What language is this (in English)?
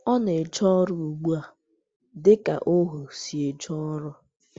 Igbo